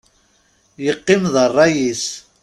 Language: Kabyle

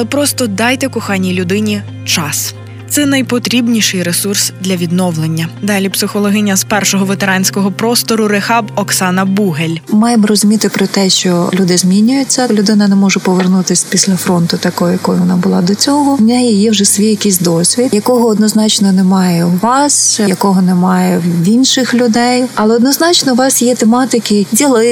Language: Ukrainian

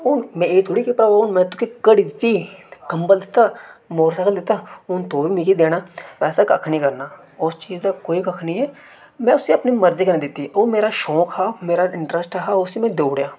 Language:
Dogri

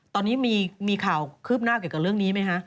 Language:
Thai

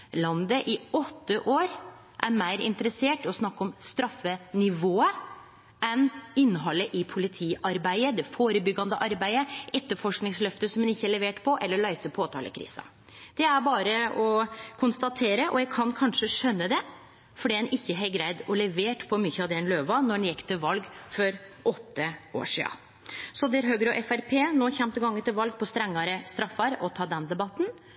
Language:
Norwegian Nynorsk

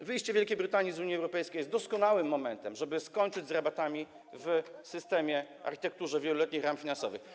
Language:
Polish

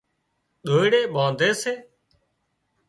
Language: Wadiyara Koli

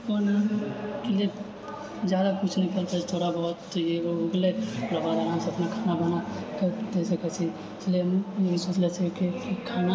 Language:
Maithili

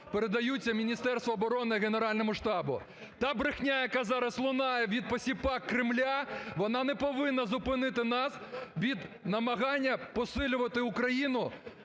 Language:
Ukrainian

